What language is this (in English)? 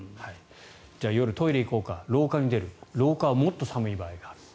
Japanese